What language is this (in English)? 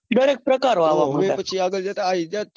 Gujarati